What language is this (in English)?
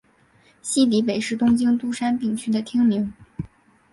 Chinese